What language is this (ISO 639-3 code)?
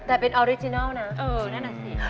tha